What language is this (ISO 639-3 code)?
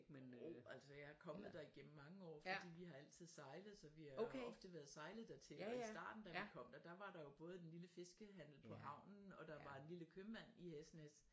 dan